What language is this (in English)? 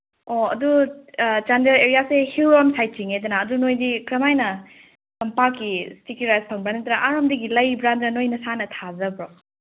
Manipuri